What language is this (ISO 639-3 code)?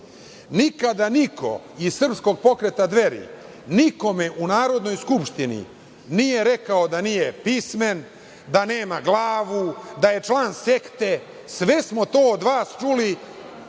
srp